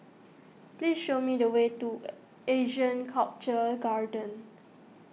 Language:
English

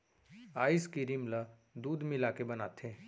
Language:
Chhattisgarhi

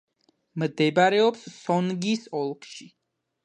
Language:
Georgian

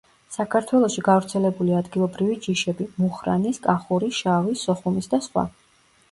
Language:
Georgian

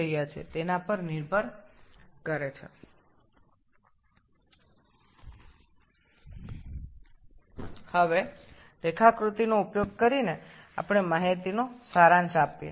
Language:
Bangla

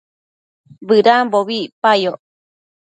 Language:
Matsés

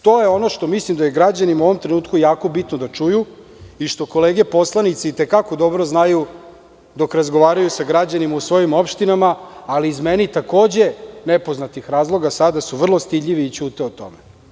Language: Serbian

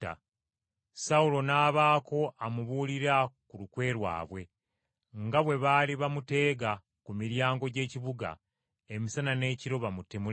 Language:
Ganda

